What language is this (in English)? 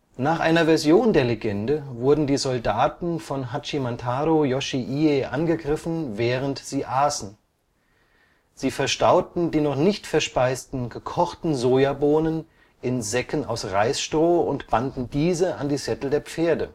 German